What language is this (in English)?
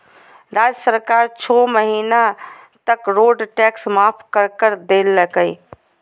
Magahi